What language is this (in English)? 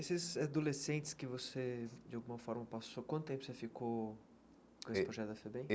Portuguese